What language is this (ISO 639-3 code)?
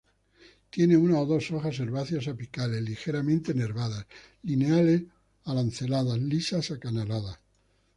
spa